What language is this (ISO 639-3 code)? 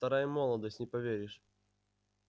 rus